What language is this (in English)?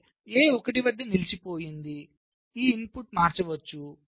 Telugu